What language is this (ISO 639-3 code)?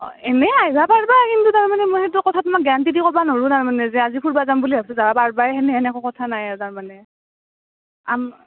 asm